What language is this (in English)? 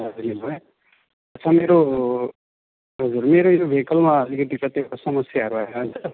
Nepali